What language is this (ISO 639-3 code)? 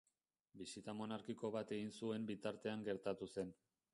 eus